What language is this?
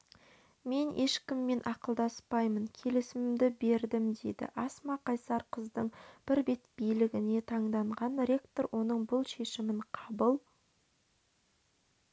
Kazakh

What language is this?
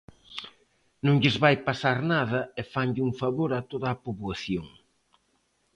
Galician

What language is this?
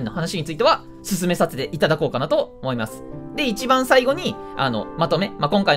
Japanese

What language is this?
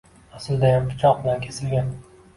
Uzbek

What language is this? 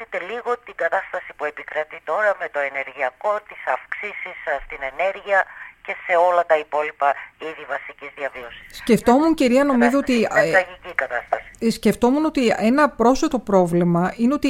Greek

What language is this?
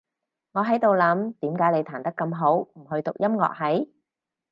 Cantonese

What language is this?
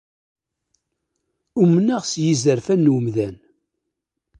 Kabyle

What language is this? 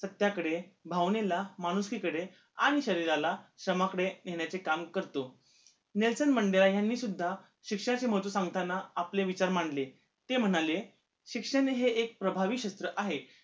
Marathi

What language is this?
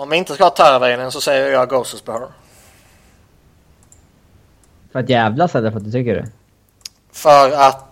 Swedish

